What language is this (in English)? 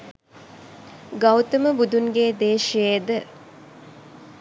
Sinhala